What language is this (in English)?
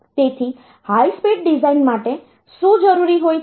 Gujarati